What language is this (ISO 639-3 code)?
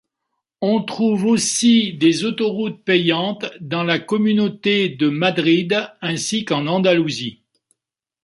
fra